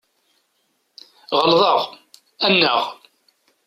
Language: Kabyle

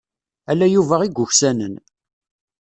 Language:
Kabyle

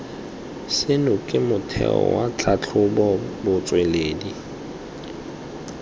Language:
Tswana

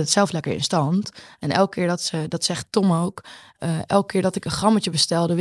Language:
Dutch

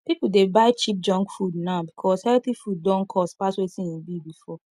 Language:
Nigerian Pidgin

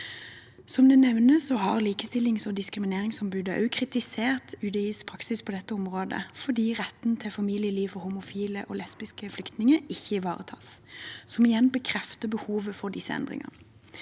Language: Norwegian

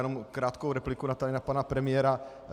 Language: Czech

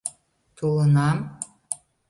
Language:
Mari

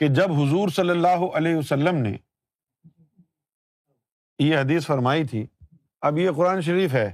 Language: Urdu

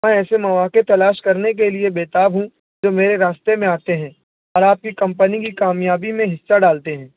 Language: Urdu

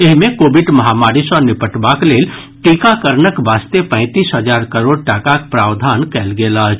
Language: Maithili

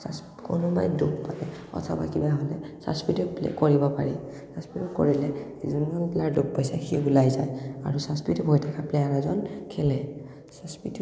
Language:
Assamese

